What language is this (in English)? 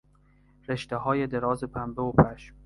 Persian